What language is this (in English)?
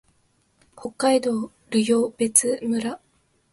Japanese